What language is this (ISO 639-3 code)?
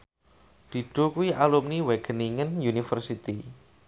jav